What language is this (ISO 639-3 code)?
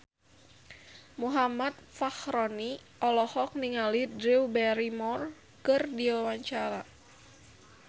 sun